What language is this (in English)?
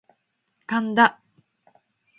Japanese